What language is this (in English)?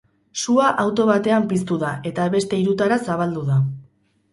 Basque